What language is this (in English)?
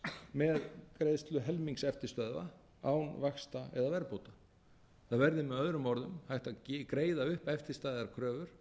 Icelandic